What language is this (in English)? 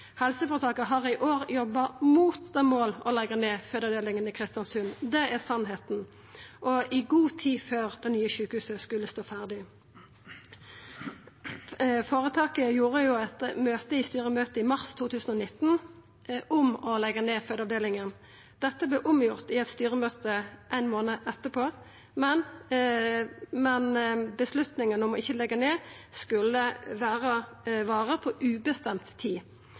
Norwegian Nynorsk